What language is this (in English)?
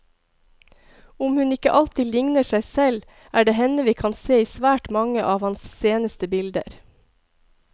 Norwegian